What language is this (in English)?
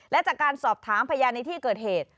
Thai